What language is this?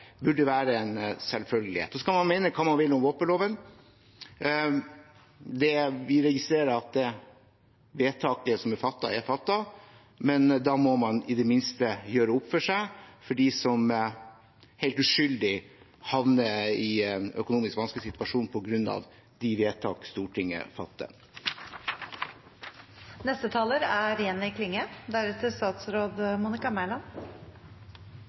Norwegian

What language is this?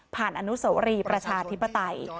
Thai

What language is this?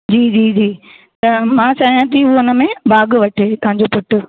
Sindhi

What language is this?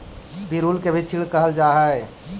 Magahi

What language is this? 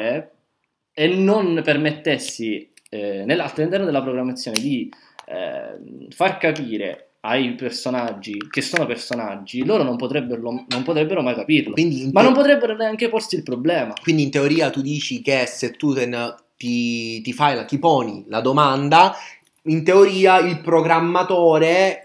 Italian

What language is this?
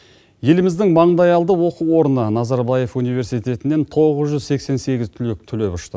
Kazakh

